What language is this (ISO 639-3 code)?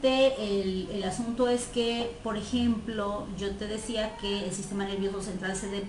spa